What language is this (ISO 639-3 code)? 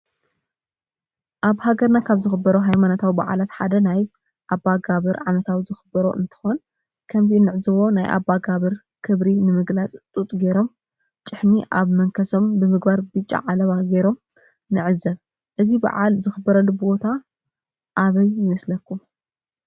tir